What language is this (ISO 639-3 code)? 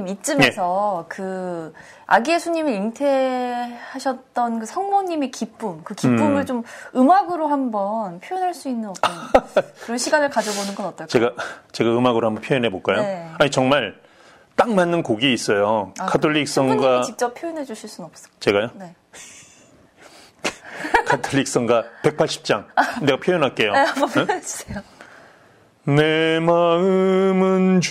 kor